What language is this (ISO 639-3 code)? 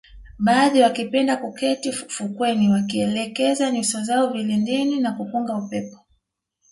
swa